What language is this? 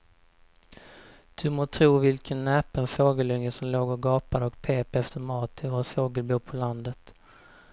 Swedish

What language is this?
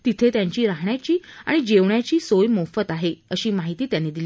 Marathi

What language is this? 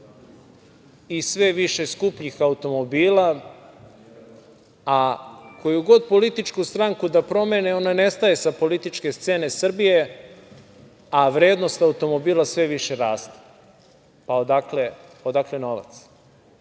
Serbian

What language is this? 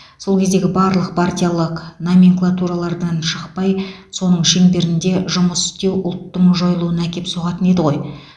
Kazakh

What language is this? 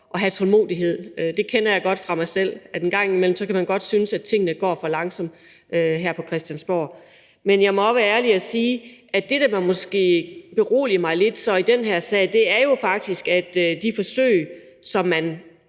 Danish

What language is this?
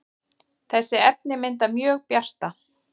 Icelandic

